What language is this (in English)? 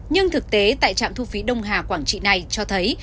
Vietnamese